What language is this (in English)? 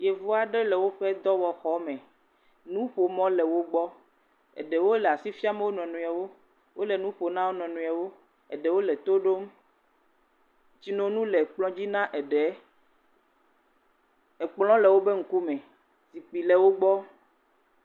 Ewe